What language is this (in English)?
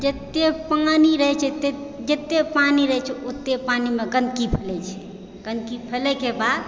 Maithili